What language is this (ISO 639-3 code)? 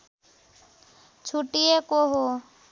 nep